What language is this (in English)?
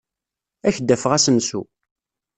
Kabyle